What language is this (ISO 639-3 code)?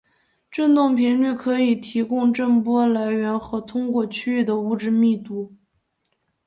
zho